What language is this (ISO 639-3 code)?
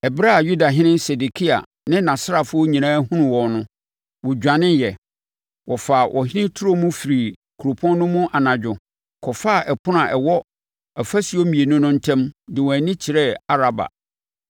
aka